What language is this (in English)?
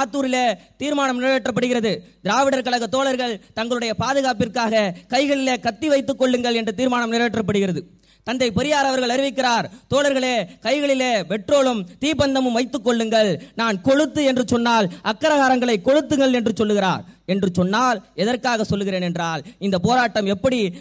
Tamil